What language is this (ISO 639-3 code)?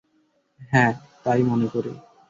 ben